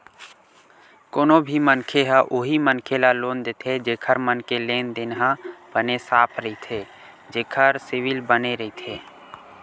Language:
Chhattisgarhi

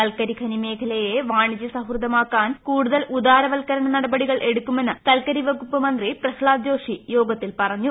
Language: Malayalam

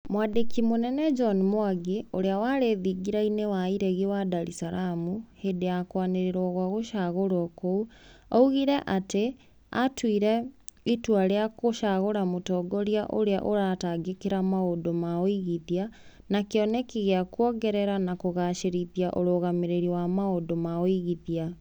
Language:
Kikuyu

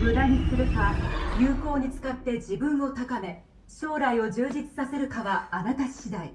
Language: Japanese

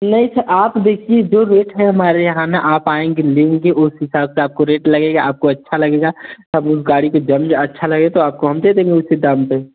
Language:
Hindi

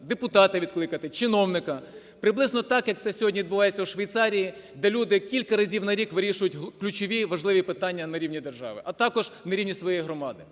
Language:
Ukrainian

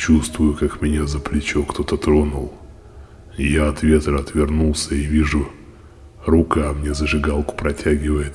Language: Russian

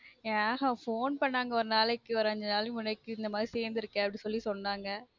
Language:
Tamil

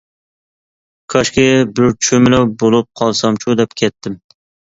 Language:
Uyghur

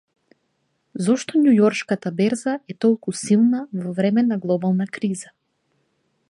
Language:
Macedonian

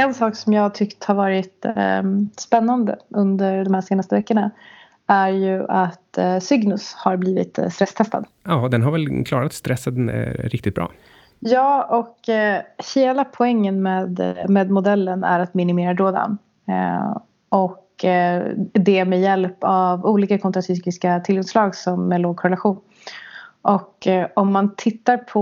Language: Swedish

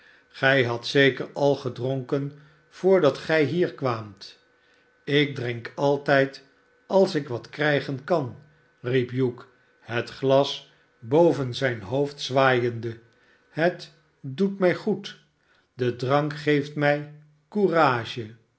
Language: Dutch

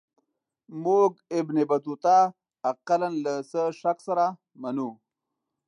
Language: Pashto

